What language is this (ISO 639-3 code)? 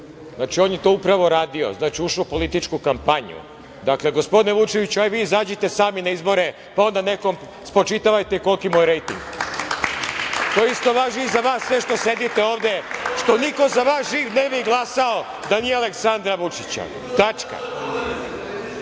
srp